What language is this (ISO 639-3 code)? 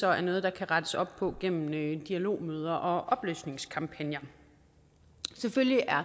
dan